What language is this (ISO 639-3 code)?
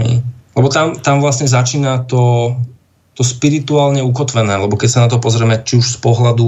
slk